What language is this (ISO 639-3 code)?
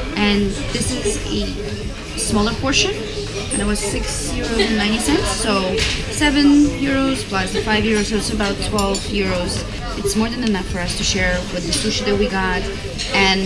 eng